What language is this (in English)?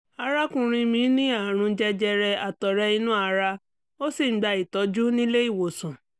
Yoruba